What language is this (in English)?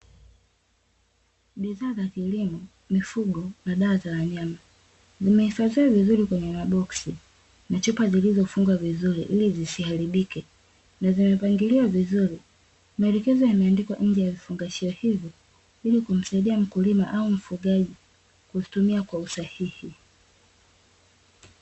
Swahili